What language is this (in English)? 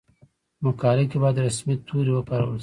Pashto